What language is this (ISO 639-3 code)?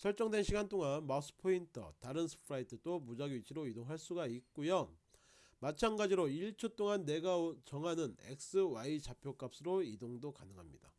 kor